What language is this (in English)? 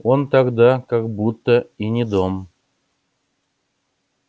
Russian